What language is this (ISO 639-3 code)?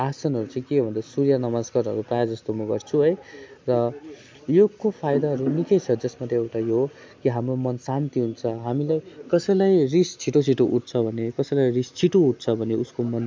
nep